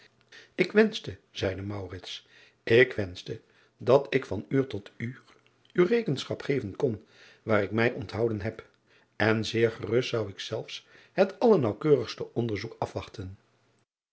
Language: Dutch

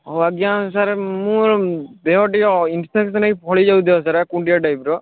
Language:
Odia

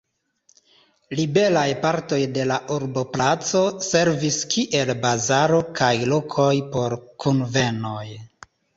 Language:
Esperanto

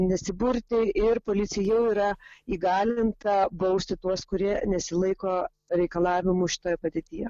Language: Lithuanian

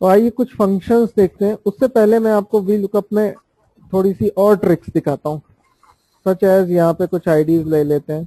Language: Hindi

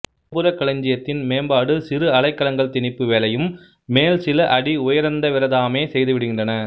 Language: Tamil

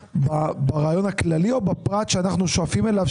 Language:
Hebrew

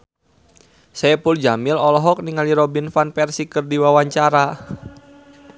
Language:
Sundanese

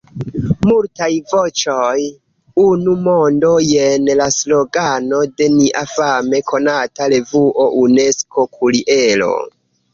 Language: Esperanto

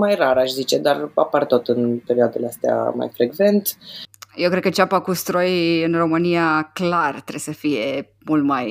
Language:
Romanian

